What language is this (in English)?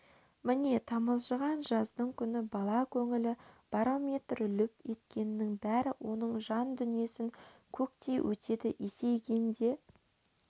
Kazakh